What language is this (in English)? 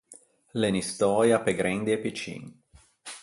Ligurian